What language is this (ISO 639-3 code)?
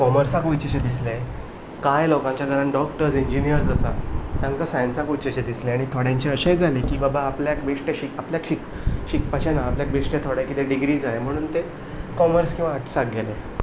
kok